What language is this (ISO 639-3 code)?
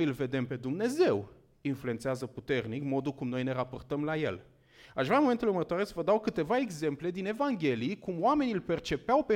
ron